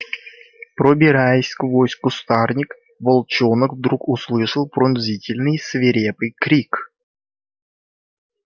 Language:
Russian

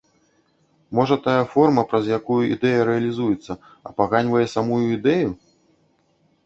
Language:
Belarusian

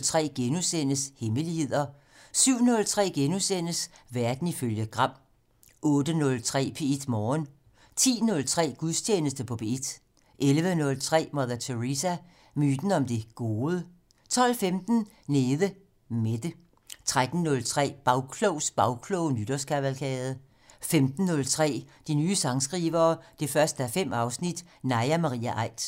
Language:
Danish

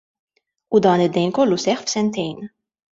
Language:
Maltese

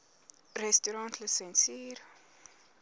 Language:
Afrikaans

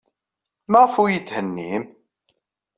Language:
Kabyle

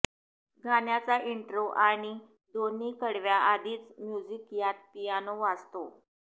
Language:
Marathi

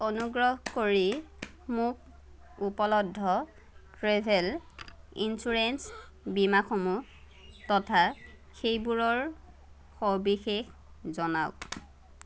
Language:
Assamese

